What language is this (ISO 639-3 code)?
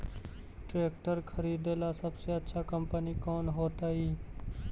mag